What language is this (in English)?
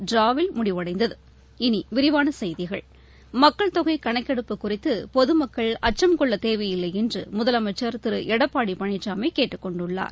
Tamil